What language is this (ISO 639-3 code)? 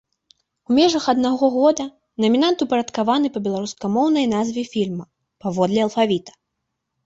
bel